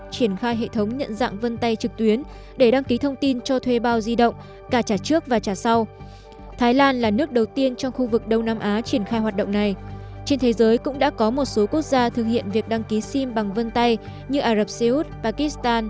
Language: Vietnamese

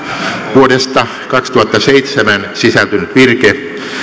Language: Finnish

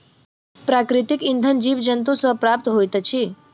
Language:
Maithili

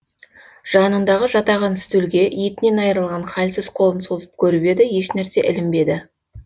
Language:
Kazakh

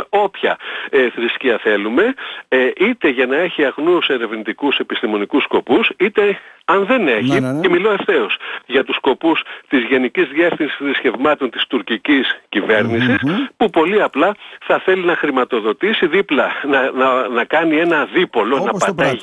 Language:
Greek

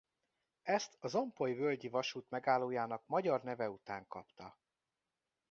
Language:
Hungarian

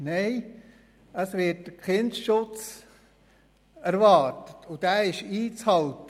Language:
Swiss German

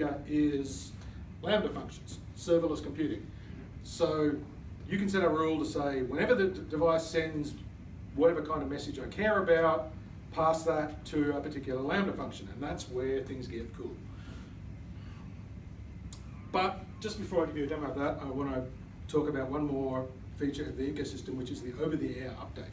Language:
English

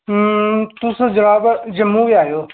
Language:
Dogri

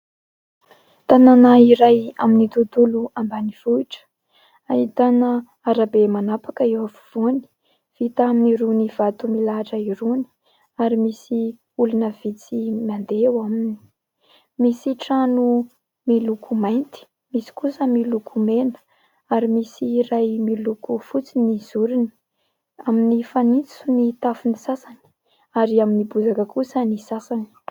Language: Malagasy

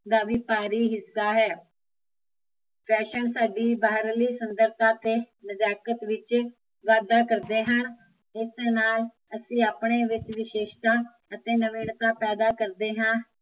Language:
Punjabi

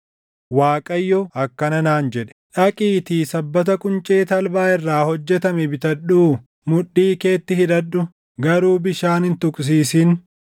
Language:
Oromo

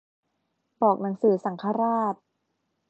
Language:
Thai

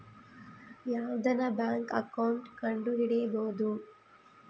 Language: Kannada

